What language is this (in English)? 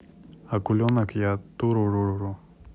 Russian